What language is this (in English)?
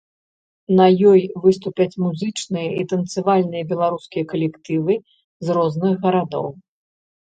Belarusian